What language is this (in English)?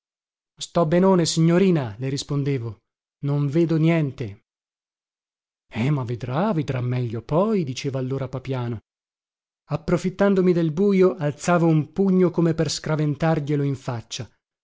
Italian